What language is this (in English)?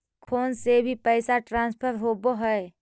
Magahi